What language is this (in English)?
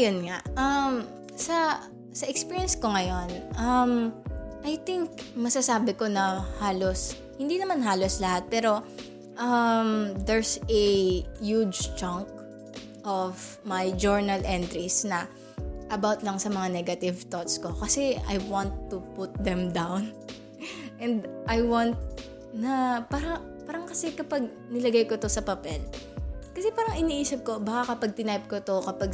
Filipino